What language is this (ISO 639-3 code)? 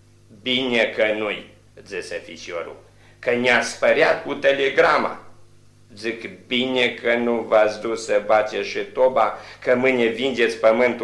ron